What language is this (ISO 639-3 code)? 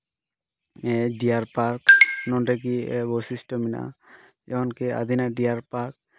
sat